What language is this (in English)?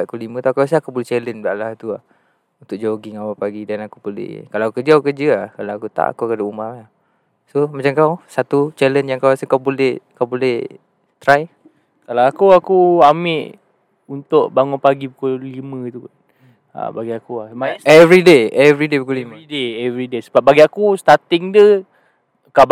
Malay